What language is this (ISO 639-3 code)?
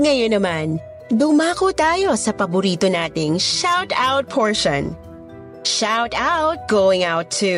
fil